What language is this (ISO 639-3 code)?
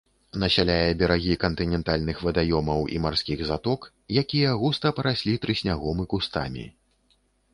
bel